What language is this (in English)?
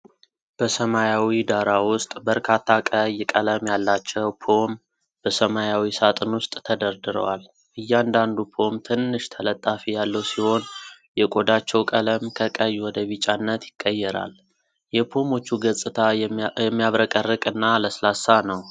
Amharic